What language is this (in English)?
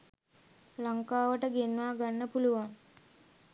Sinhala